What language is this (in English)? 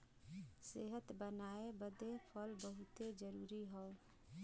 Bhojpuri